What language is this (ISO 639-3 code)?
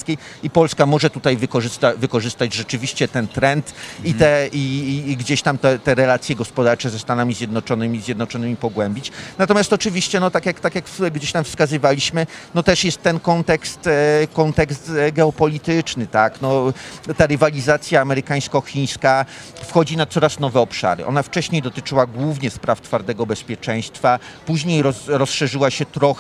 pol